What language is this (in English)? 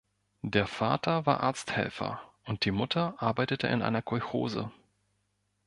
German